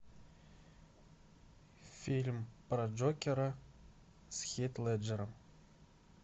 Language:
Russian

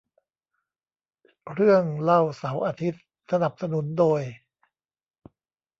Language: Thai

